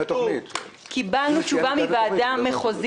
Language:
Hebrew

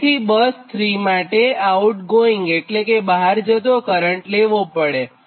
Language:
Gujarati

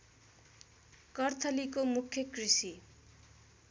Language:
Nepali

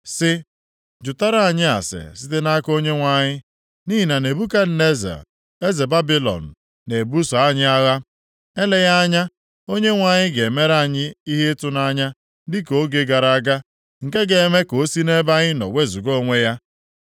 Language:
Igbo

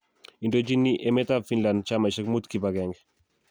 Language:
Kalenjin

